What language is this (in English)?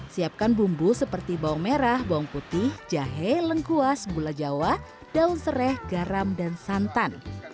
Indonesian